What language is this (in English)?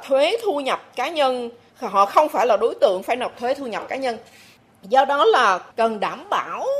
Vietnamese